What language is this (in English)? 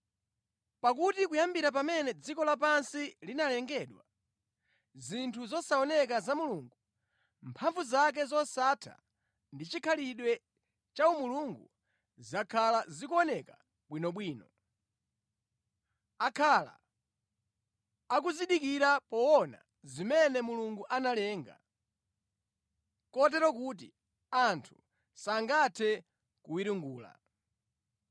Nyanja